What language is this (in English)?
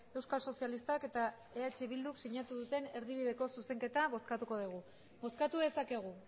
Basque